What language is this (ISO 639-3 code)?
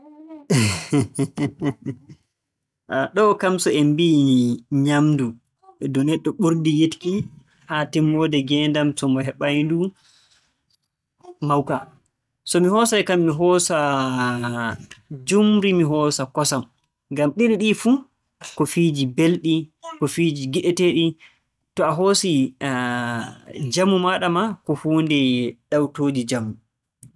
fue